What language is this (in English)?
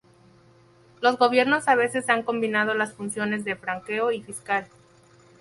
Spanish